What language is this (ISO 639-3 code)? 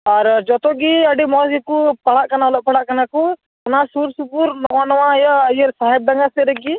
sat